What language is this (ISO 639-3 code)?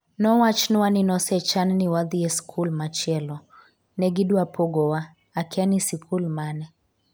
luo